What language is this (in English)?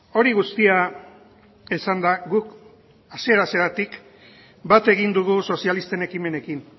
Basque